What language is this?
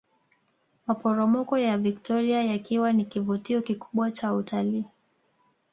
Swahili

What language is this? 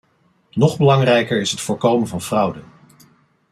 Dutch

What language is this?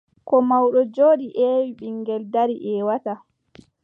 Adamawa Fulfulde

